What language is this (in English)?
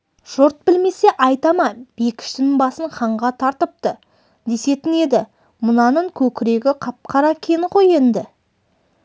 Kazakh